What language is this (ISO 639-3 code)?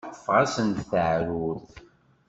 kab